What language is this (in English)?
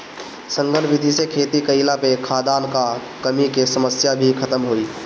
Bhojpuri